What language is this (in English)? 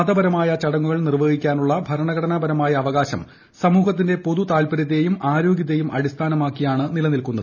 Malayalam